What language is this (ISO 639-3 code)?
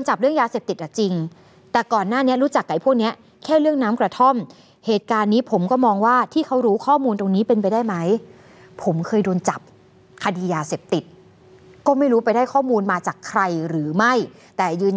tha